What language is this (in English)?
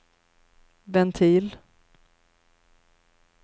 Swedish